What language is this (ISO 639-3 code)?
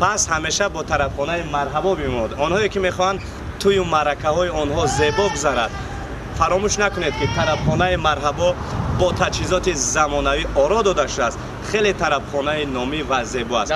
fas